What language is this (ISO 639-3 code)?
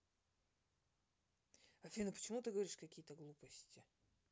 rus